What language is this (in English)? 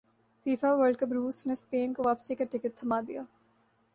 Urdu